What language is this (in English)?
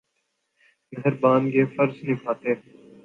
Urdu